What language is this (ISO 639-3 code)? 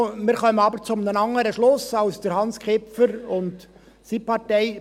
gsw